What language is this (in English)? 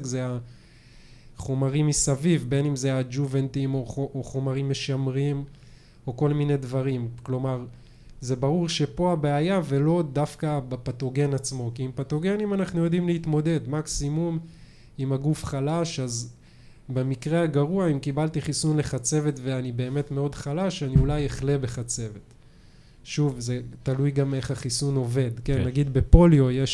Hebrew